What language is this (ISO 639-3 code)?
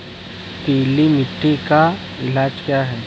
hin